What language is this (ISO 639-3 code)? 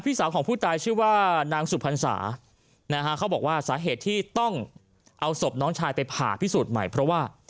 tha